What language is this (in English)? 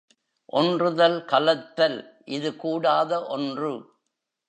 Tamil